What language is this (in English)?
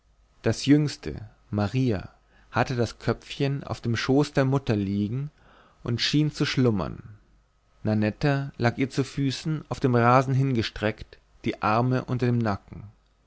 German